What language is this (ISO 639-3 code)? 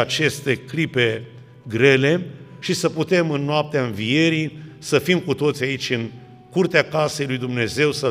ron